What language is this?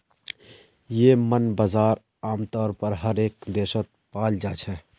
Magahi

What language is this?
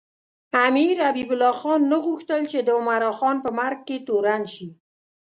Pashto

